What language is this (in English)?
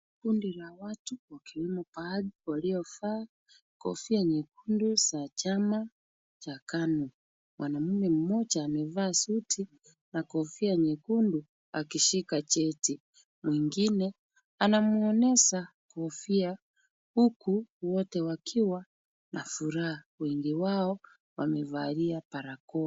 Swahili